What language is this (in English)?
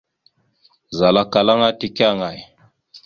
Mada (Cameroon)